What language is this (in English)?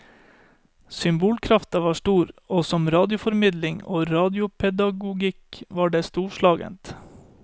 Norwegian